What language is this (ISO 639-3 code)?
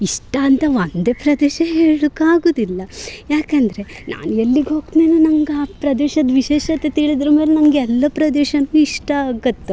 kan